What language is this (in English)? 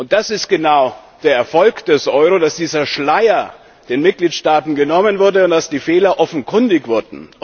German